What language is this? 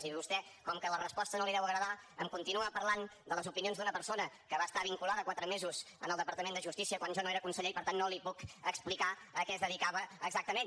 Catalan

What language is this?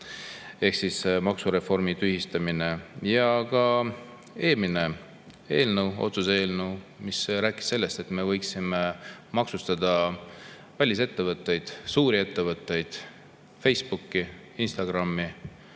Estonian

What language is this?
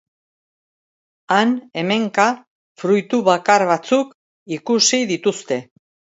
Basque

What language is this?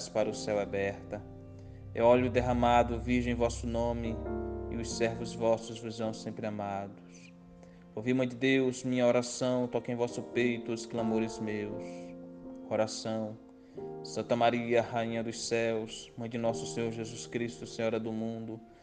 Portuguese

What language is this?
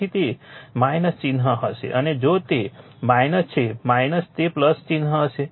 Gujarati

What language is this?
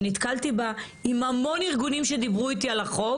Hebrew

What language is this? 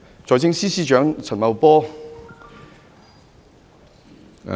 Cantonese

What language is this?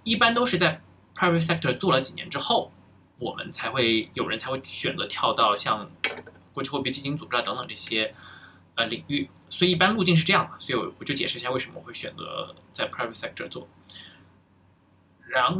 Chinese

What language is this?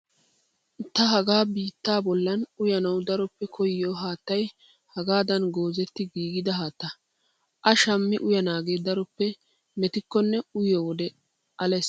Wolaytta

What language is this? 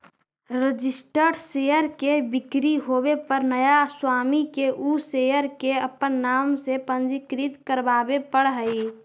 Magahi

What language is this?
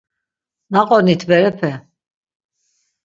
Laz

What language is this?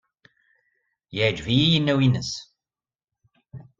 Kabyle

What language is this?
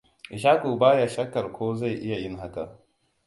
Hausa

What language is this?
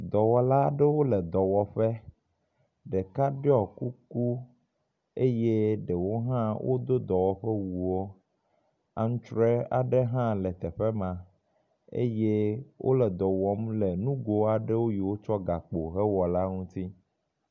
Ewe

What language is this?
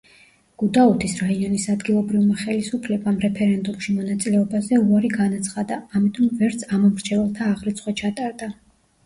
Georgian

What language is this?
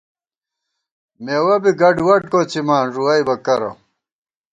Gawar-Bati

